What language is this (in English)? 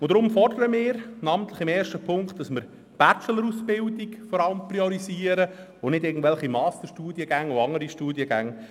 Swiss German